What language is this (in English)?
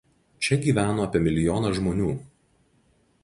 Lithuanian